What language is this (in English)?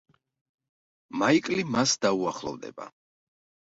Georgian